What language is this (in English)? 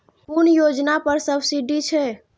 Maithili